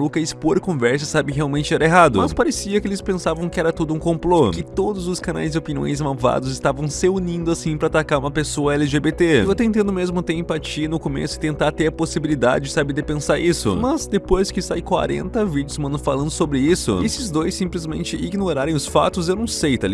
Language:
Portuguese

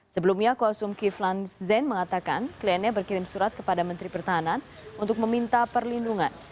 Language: Indonesian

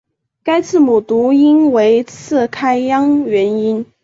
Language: Chinese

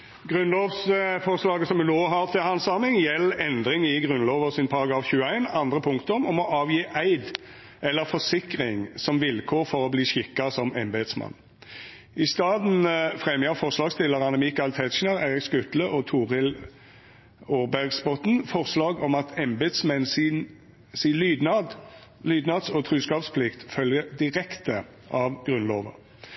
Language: Norwegian Nynorsk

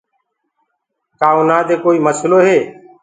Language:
Gurgula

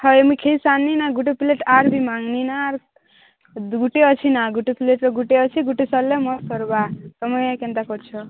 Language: Odia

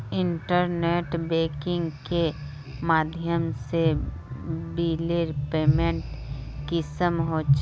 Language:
Magahi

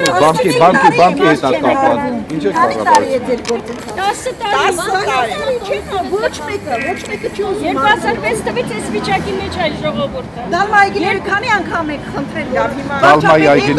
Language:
Turkish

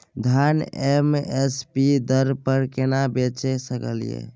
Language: Maithili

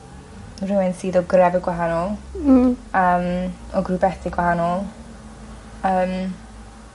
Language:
Welsh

